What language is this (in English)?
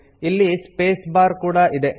Kannada